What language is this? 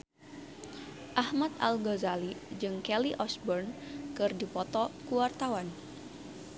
Sundanese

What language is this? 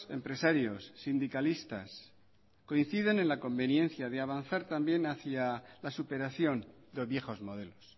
Spanish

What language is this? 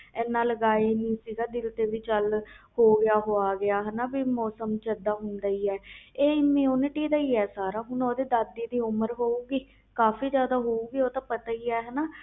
Punjabi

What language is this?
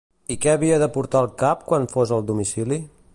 Catalan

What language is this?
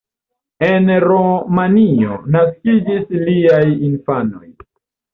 Esperanto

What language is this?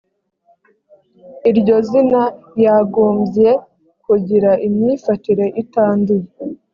Kinyarwanda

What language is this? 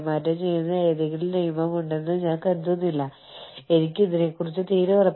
Malayalam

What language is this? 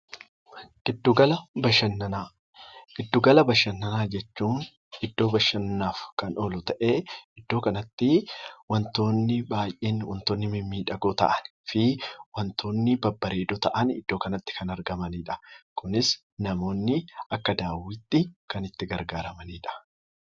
Oromo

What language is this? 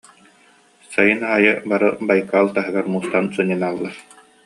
Yakut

